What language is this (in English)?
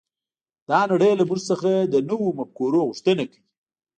Pashto